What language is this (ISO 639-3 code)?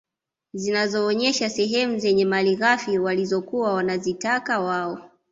swa